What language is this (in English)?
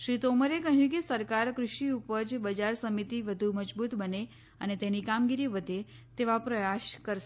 Gujarati